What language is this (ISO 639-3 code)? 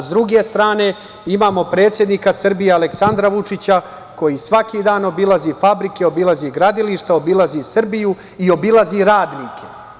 srp